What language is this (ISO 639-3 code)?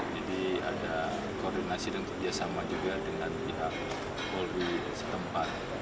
ind